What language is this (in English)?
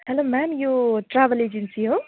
Nepali